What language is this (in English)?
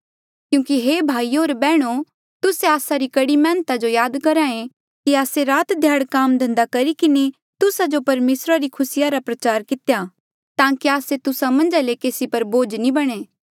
Mandeali